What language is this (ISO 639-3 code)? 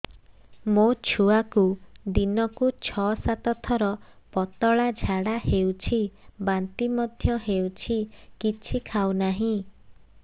ori